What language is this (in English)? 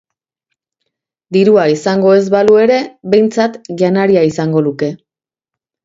Basque